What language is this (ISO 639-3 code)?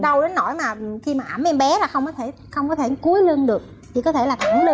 vie